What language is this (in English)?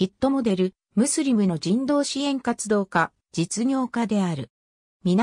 Japanese